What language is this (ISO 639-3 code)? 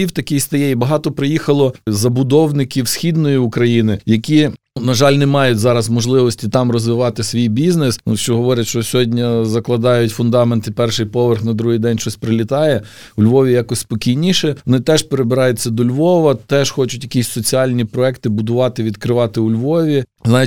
ukr